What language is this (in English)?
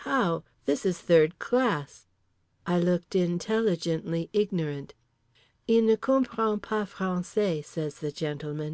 English